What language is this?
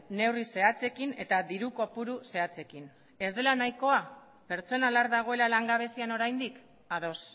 Basque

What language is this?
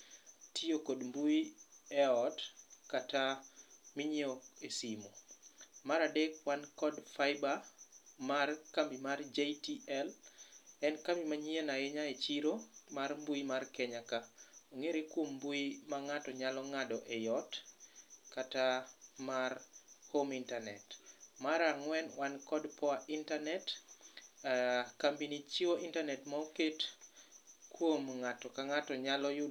Luo (Kenya and Tanzania)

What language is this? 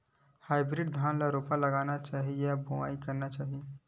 Chhattisgarhi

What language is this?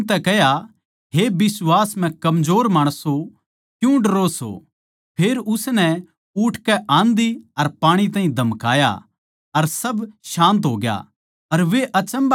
Haryanvi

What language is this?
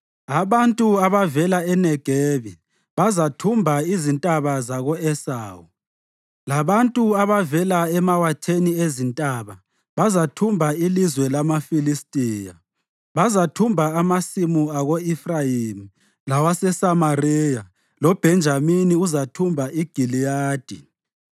North Ndebele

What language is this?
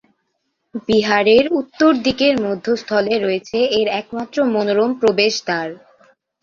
Bangla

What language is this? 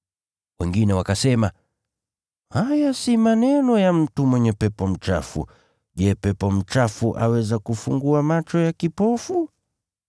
Swahili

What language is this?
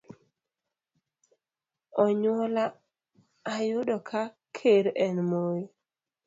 Luo (Kenya and Tanzania)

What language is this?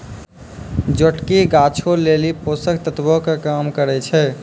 Maithili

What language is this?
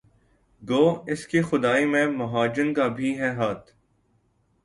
Urdu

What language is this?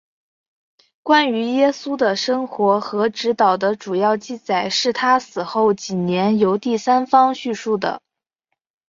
Chinese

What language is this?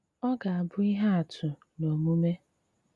Igbo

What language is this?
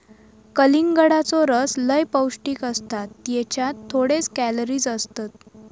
Marathi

